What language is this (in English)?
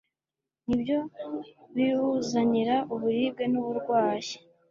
Kinyarwanda